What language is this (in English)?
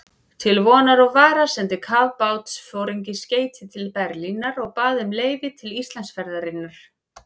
Icelandic